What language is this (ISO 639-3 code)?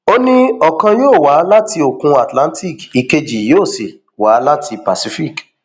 yor